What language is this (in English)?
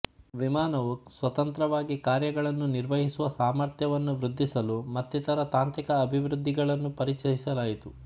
Kannada